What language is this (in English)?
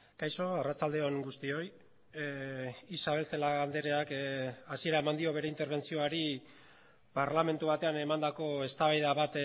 Basque